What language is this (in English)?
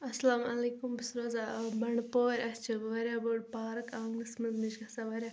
Kashmiri